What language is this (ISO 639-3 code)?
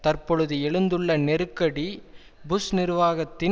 tam